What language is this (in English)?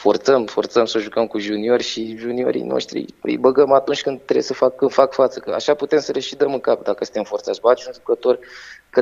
Romanian